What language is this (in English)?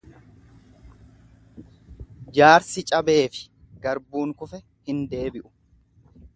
Oromo